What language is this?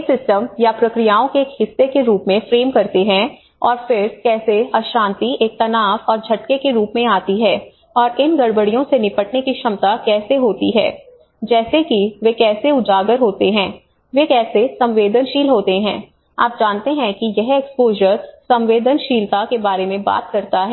Hindi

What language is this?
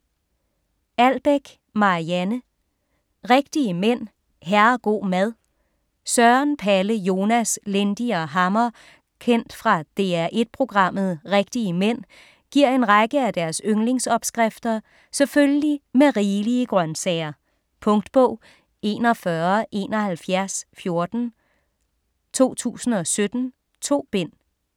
Danish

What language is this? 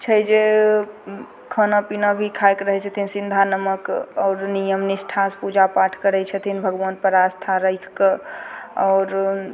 Maithili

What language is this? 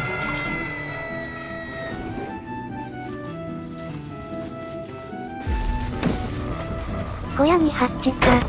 Japanese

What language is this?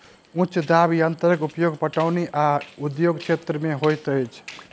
Maithili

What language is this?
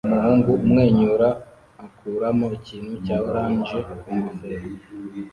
Kinyarwanda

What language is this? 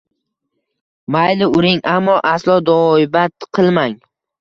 Uzbek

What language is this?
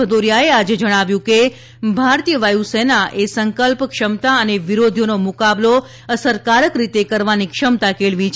Gujarati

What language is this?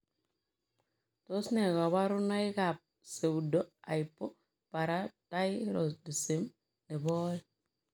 Kalenjin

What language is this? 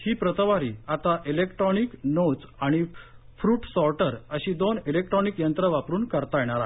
Marathi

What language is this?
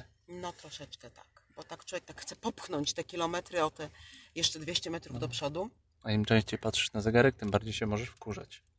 Polish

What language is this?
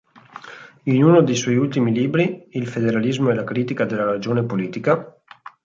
Italian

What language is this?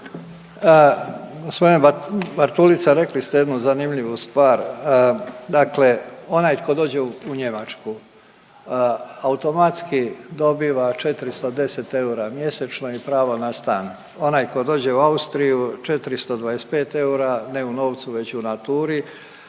Croatian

